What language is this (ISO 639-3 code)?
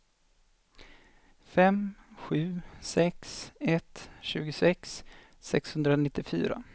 swe